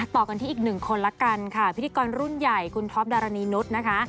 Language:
Thai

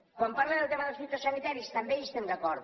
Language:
Catalan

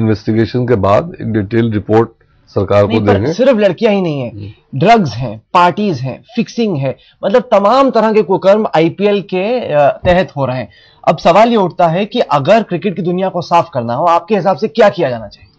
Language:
Hindi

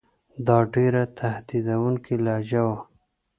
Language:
Pashto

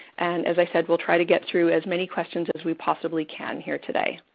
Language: English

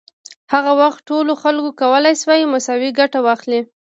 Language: Pashto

